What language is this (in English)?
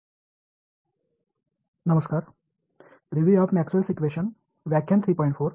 Tamil